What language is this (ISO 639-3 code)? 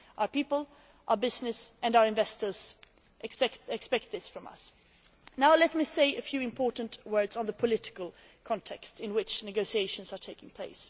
eng